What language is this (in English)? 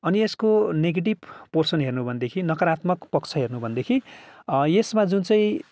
Nepali